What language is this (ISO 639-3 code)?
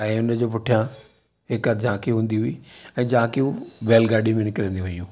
snd